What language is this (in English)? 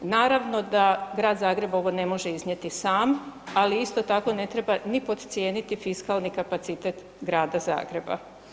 Croatian